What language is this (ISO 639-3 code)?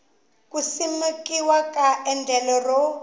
tso